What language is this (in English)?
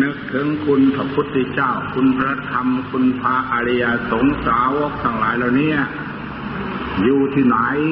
Thai